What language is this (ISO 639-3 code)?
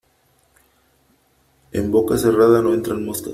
spa